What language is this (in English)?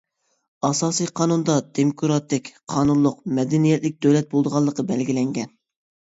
Uyghur